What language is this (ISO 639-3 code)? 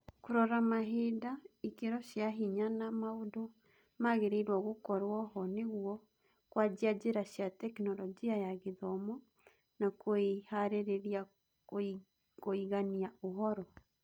kik